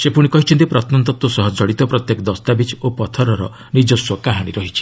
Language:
Odia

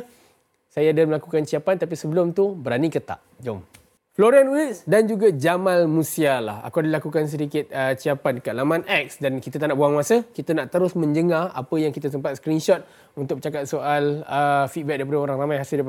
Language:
Malay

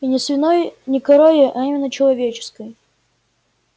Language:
Russian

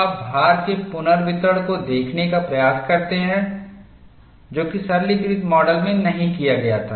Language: Hindi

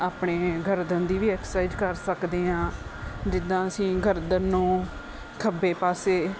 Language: Punjabi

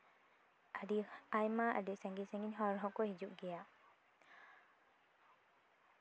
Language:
Santali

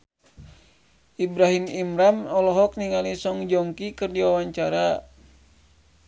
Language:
Sundanese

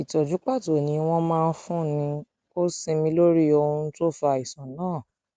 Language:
Yoruba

